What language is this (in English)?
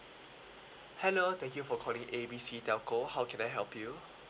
English